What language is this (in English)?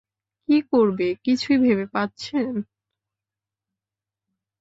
Bangla